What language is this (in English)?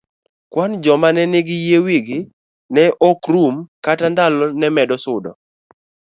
Luo (Kenya and Tanzania)